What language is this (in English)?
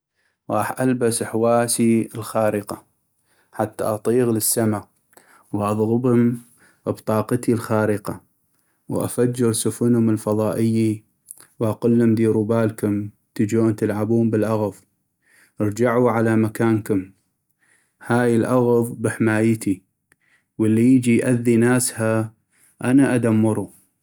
North Mesopotamian Arabic